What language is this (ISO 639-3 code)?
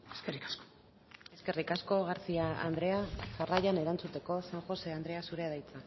eus